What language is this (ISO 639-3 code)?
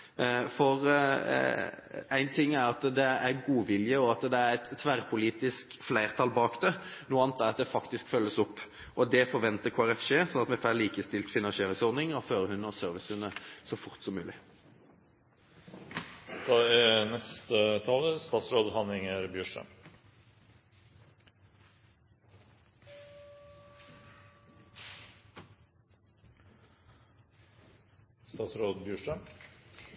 nob